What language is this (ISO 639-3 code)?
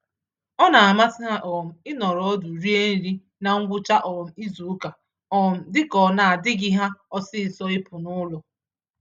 ibo